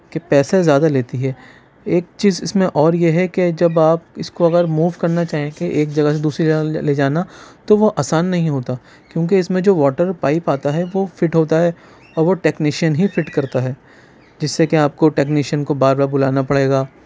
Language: Urdu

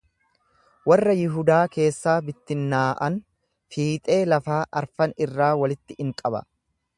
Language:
Oromo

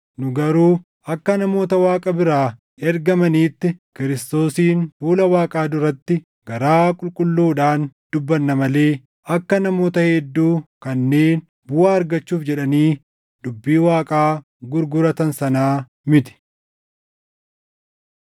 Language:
Oromo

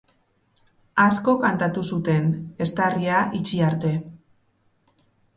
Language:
Basque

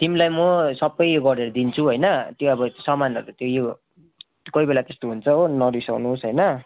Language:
Nepali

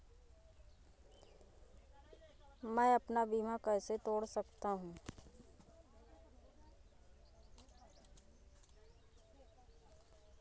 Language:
Hindi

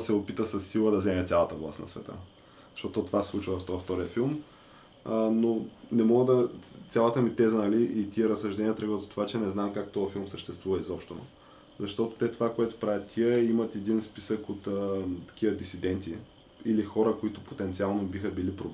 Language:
Bulgarian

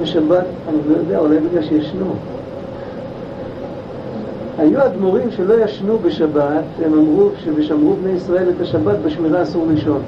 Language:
Hebrew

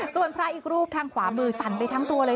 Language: Thai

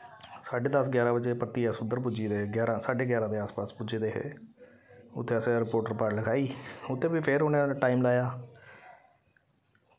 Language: Dogri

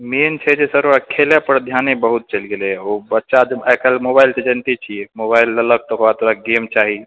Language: Maithili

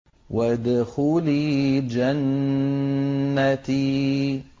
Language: Arabic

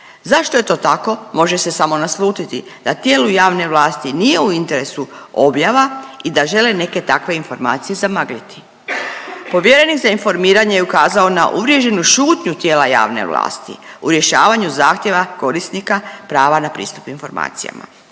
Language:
Croatian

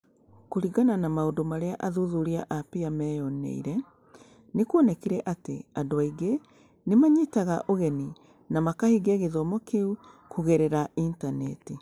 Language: Kikuyu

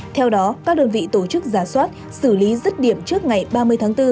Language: Vietnamese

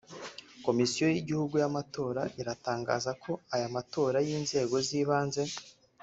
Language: Kinyarwanda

